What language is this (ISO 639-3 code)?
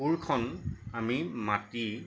asm